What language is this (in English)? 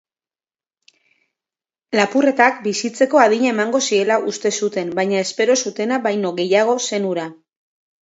Basque